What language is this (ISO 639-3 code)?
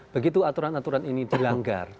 ind